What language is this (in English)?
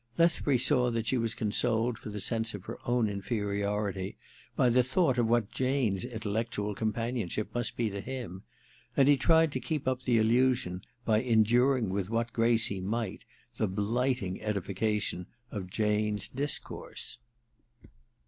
English